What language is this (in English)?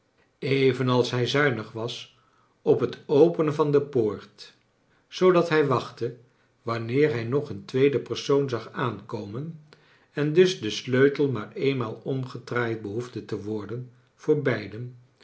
Dutch